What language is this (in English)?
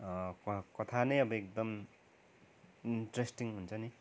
Nepali